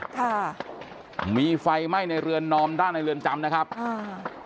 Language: Thai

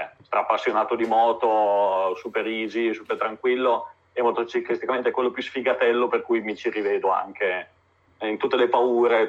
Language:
Italian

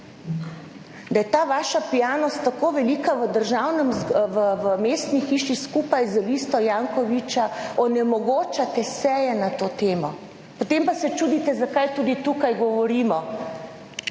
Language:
Slovenian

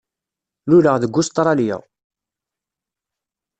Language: Kabyle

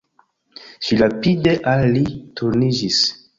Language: Esperanto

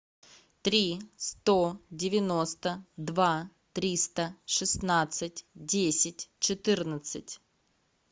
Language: Russian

